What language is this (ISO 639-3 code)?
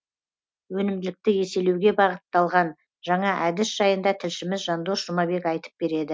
kaz